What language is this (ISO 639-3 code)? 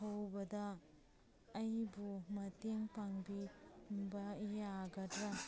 mni